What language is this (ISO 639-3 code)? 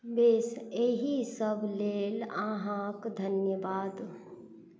mai